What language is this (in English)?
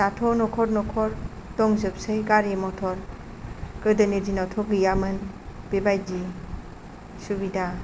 Bodo